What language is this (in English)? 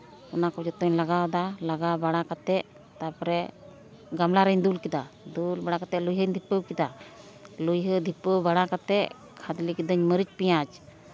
Santali